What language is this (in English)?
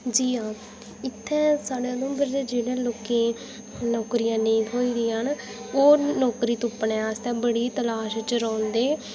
Dogri